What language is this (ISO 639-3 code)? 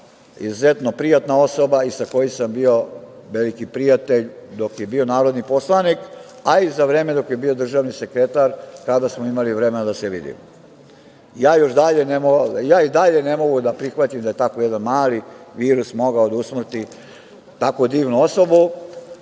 srp